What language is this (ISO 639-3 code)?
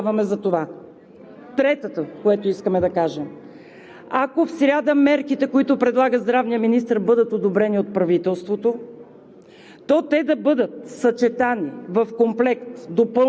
bul